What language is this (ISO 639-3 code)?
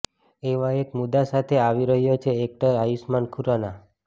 guj